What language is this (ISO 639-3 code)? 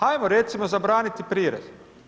hrv